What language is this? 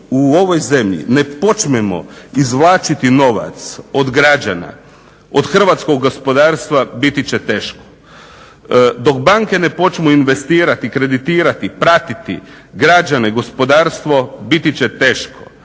Croatian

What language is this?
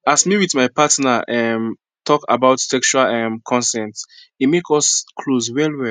Nigerian Pidgin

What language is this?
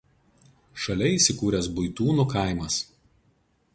Lithuanian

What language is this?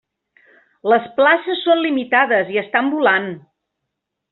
Catalan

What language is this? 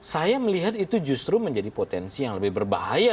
Indonesian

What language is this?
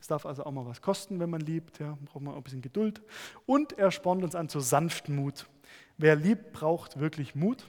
German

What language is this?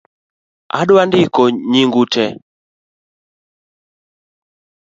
Luo (Kenya and Tanzania)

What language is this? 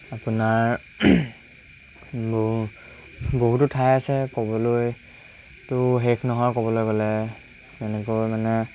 Assamese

